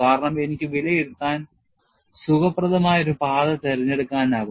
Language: Malayalam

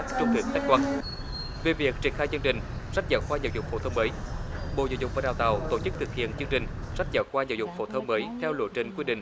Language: Vietnamese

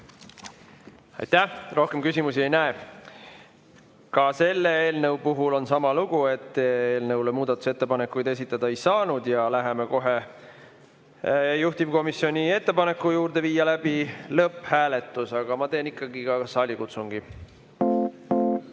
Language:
Estonian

